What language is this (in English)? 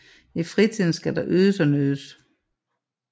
Danish